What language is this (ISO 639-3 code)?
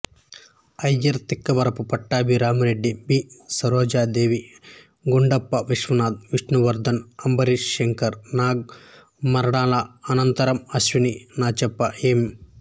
tel